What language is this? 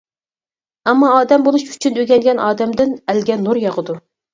Uyghur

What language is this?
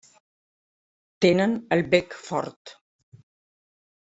Catalan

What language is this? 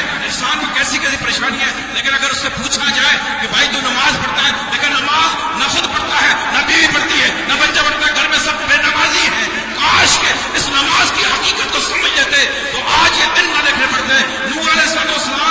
Arabic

